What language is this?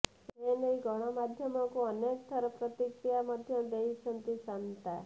Odia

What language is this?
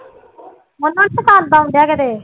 Punjabi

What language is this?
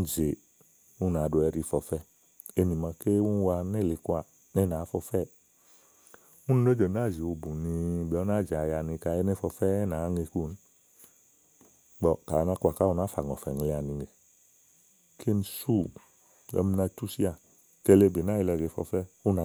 Igo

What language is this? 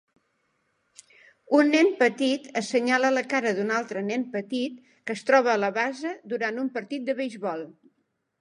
Catalan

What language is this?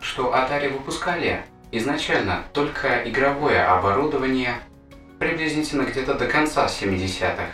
Russian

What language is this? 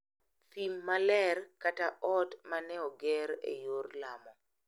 Luo (Kenya and Tanzania)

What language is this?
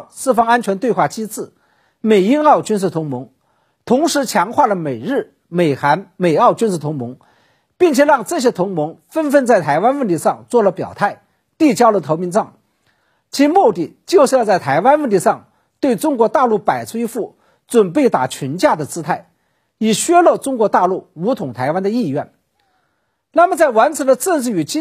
Chinese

